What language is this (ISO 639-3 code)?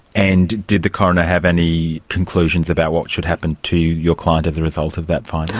eng